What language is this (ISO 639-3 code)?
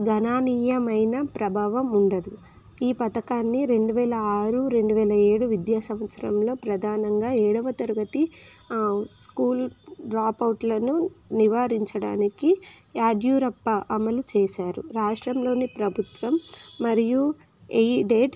tel